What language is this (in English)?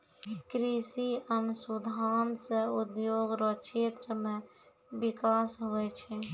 Maithili